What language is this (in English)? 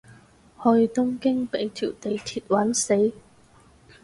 Cantonese